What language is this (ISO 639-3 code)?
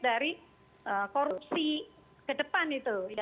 ind